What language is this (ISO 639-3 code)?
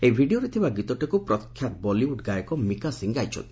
ori